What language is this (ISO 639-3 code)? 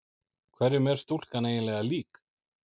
isl